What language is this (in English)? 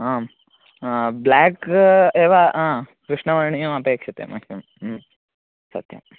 Sanskrit